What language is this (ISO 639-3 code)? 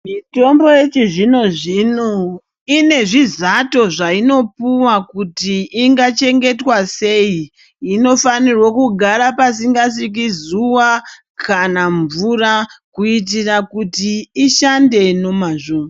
ndc